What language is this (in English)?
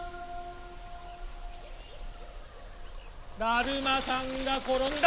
Japanese